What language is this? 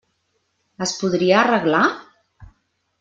Catalan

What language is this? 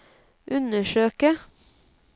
Norwegian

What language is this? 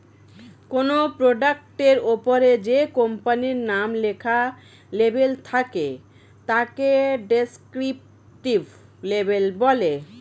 Bangla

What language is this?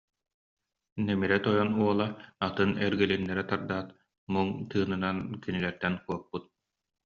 Yakut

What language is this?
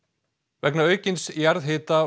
Icelandic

